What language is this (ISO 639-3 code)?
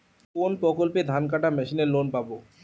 ben